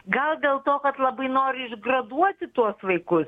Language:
Lithuanian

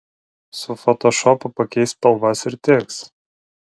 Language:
Lithuanian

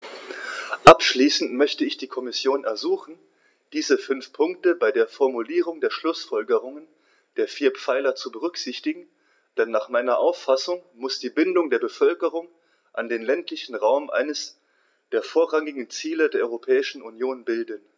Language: German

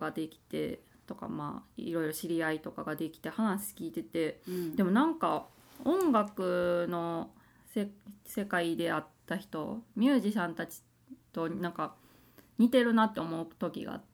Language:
Japanese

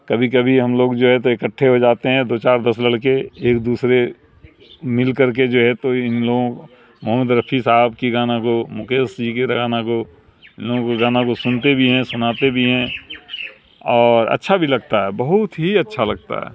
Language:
Urdu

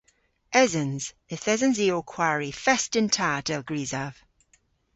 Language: Cornish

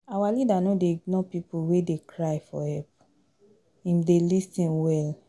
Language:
Nigerian Pidgin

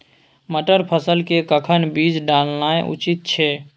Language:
Maithili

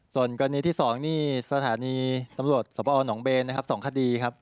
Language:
Thai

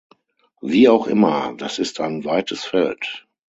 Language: German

